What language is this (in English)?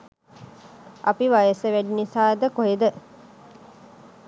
Sinhala